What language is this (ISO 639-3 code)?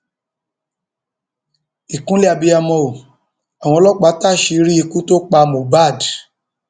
yor